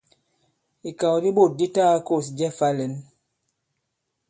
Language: Bankon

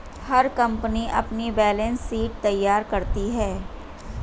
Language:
Hindi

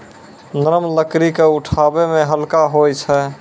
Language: Maithili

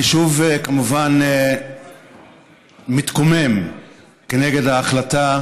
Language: Hebrew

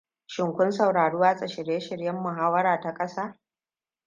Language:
Hausa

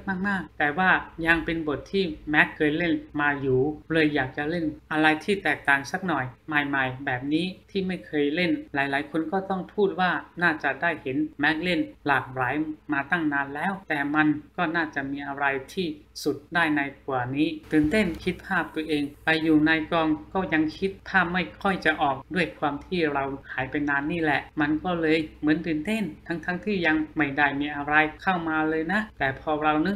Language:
Thai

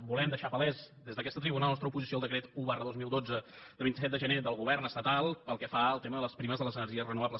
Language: Catalan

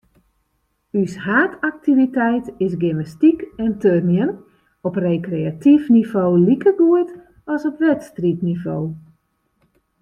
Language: Western Frisian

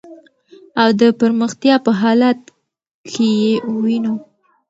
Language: Pashto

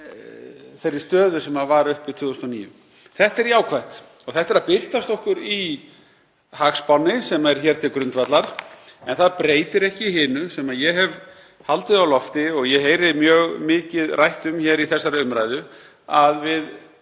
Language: Icelandic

